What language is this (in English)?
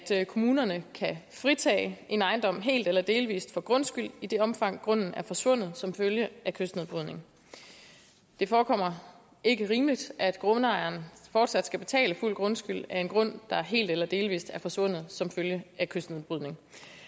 Danish